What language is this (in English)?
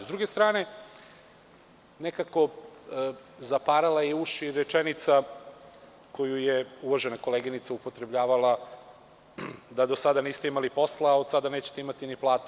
Serbian